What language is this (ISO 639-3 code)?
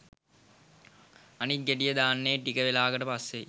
sin